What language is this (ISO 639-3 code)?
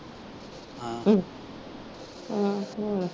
pan